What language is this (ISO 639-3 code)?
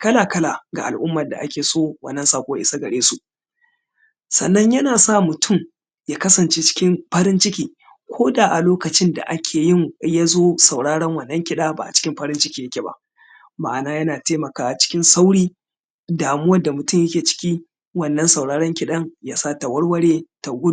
hau